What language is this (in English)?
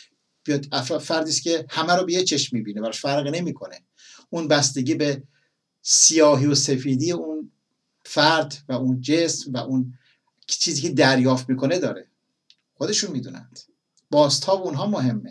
Persian